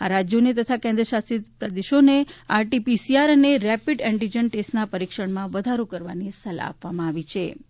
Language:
Gujarati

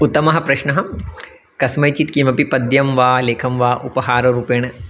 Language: Sanskrit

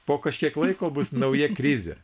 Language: Lithuanian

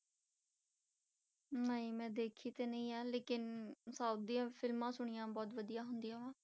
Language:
Punjabi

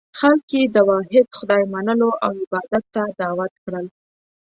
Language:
Pashto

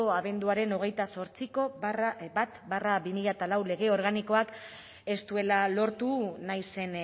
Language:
Basque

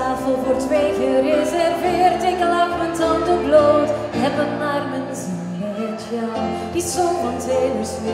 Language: Dutch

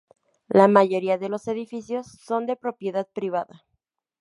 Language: Spanish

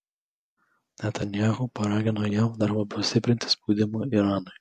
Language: Lithuanian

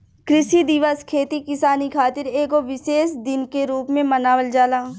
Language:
Bhojpuri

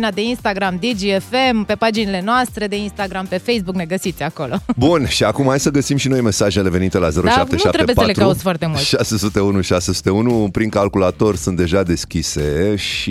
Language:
Romanian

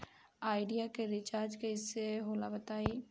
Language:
Bhojpuri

